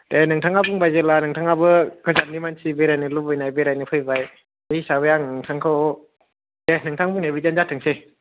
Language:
Bodo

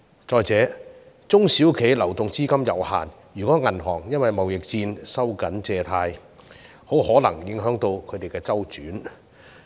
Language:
Cantonese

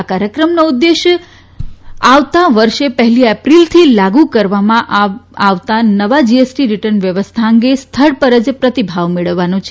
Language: Gujarati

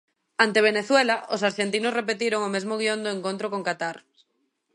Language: Galician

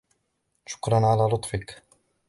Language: Arabic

